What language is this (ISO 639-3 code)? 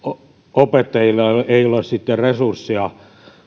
fin